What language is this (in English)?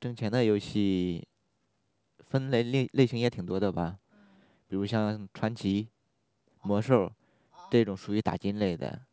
Chinese